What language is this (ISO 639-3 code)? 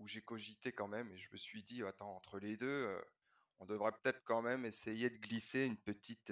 fra